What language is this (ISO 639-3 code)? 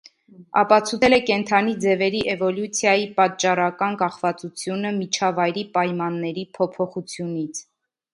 hye